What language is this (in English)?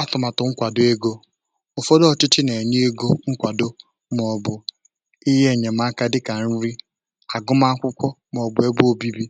Igbo